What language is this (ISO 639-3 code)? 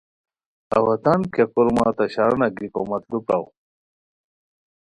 khw